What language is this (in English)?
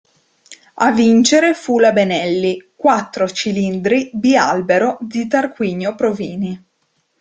Italian